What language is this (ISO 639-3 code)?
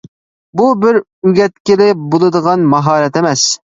uig